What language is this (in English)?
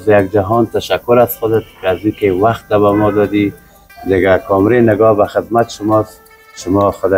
Persian